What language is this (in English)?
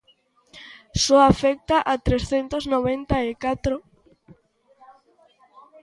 Galician